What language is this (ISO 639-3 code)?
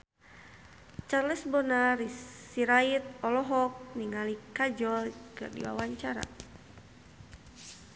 sun